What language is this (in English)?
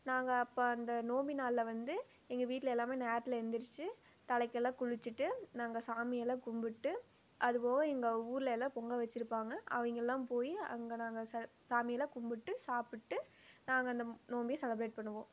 Tamil